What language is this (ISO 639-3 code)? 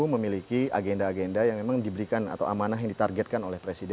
ind